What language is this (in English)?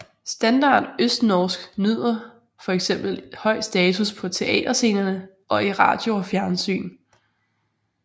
Danish